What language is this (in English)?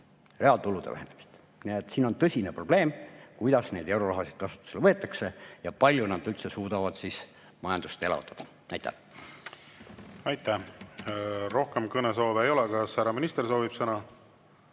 Estonian